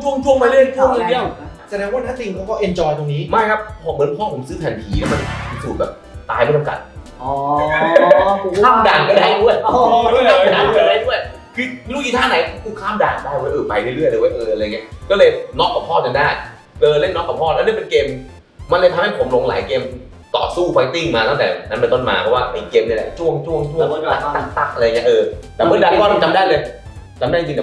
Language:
Thai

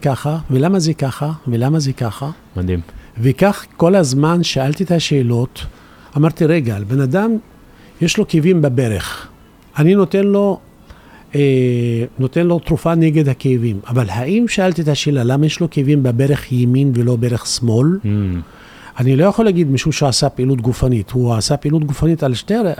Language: Hebrew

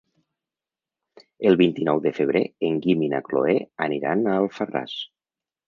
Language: Catalan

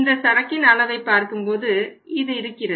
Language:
Tamil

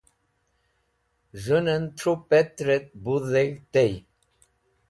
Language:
Wakhi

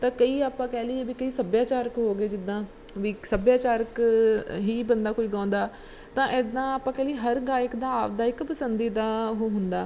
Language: Punjabi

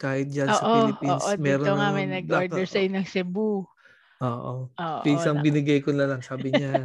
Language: Filipino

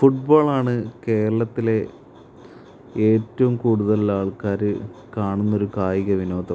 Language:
Malayalam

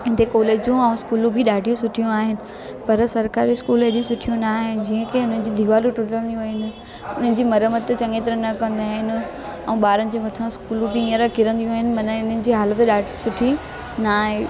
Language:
Sindhi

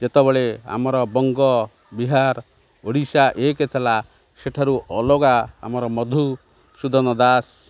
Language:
Odia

